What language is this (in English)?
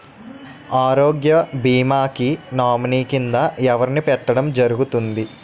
Telugu